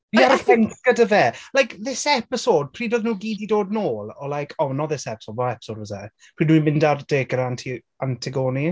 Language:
Welsh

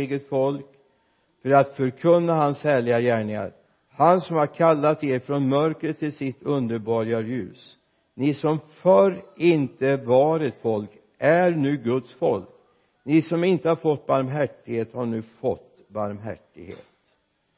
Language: Swedish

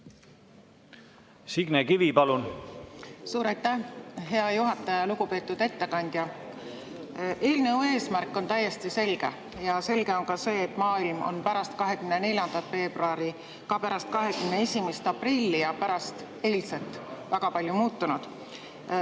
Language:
Estonian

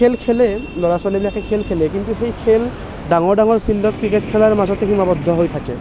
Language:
Assamese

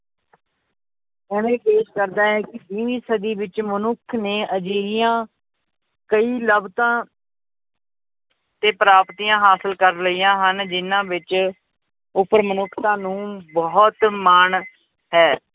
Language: Punjabi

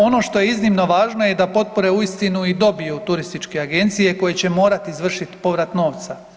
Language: Croatian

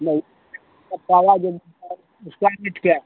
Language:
Hindi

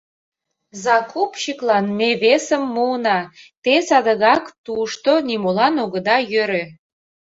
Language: Mari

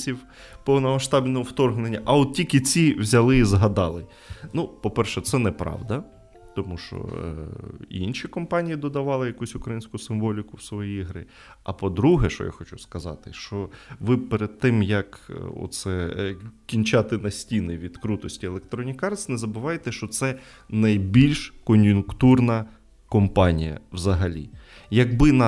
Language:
Ukrainian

